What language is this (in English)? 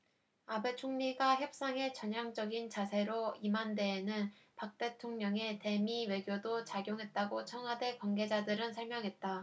Korean